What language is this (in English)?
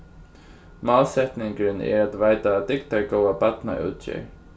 Faroese